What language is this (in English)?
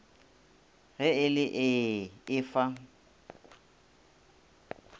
Northern Sotho